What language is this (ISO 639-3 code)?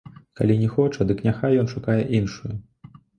bel